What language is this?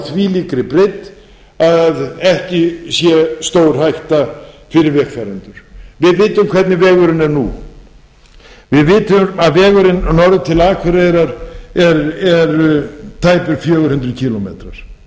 Icelandic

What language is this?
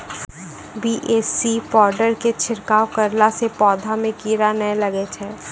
Maithili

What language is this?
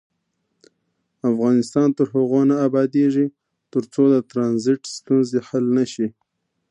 Pashto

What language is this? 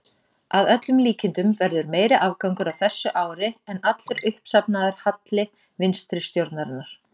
Icelandic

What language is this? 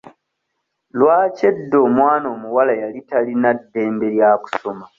Ganda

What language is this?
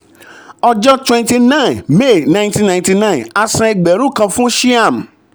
Yoruba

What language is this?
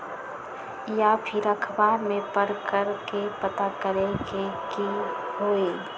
Magahi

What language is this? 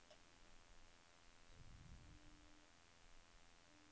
Norwegian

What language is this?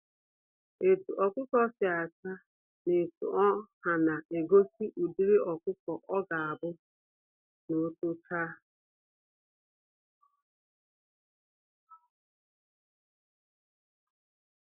Igbo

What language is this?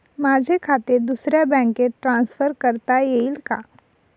Marathi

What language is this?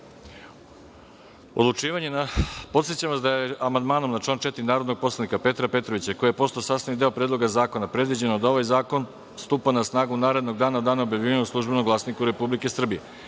Serbian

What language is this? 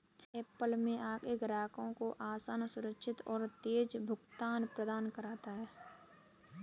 Hindi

